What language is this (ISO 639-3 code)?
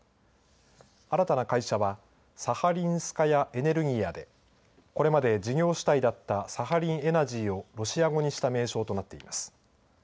jpn